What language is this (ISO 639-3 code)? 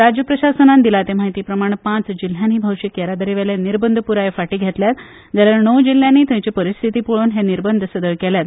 kok